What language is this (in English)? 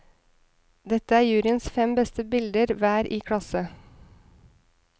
Norwegian